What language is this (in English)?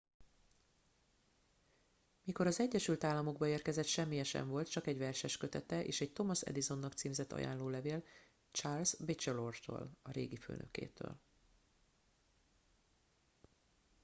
Hungarian